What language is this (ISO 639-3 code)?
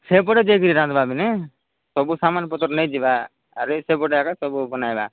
ori